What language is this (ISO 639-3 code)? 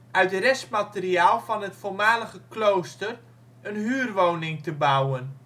nld